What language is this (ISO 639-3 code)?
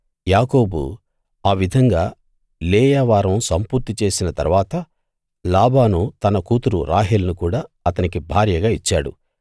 tel